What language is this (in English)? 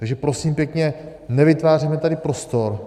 Czech